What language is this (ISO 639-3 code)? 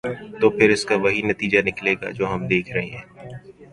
urd